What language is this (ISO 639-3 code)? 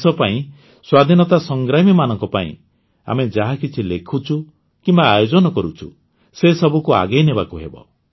ori